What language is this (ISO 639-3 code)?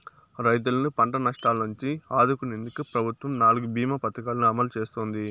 tel